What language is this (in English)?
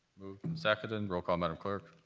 English